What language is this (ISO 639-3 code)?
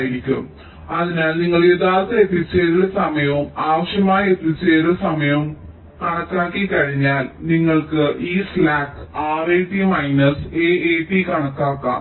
mal